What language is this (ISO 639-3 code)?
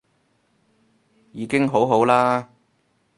yue